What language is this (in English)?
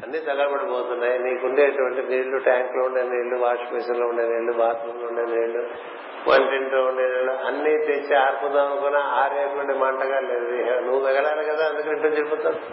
Telugu